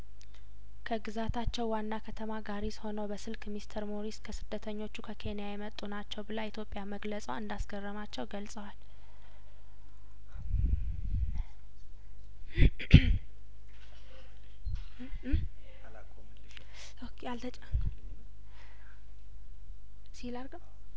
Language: Amharic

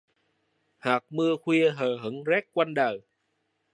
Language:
Vietnamese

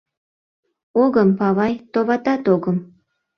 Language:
Mari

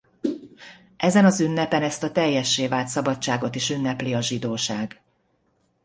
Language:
Hungarian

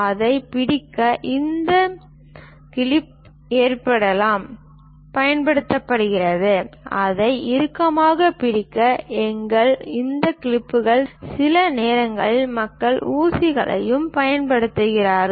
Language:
Tamil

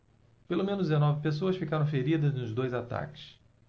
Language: Portuguese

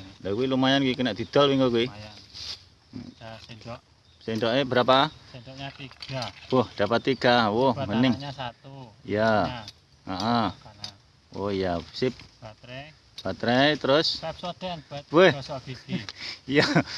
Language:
Indonesian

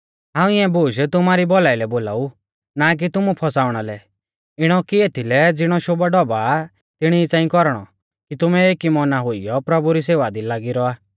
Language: Mahasu Pahari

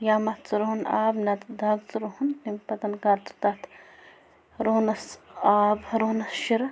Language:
Kashmiri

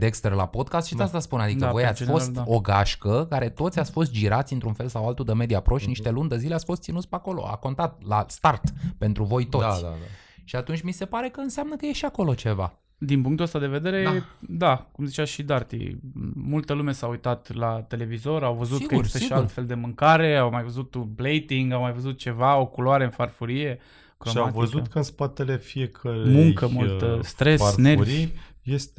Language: Romanian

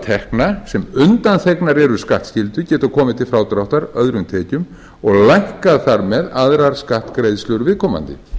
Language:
Icelandic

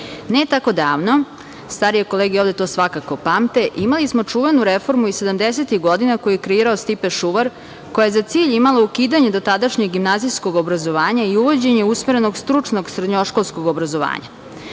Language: Serbian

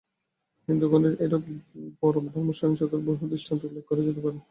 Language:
Bangla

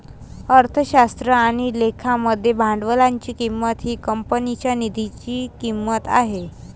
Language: Marathi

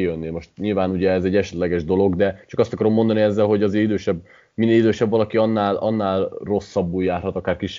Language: Hungarian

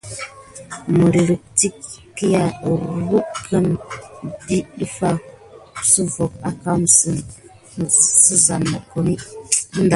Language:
Gidar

